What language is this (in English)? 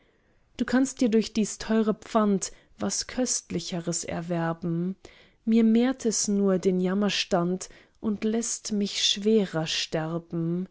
German